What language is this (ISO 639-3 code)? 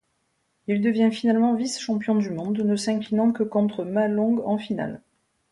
fra